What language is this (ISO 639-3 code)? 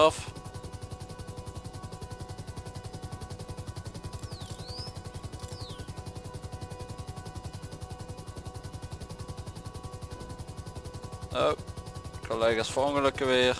nld